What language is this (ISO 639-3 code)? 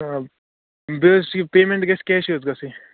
kas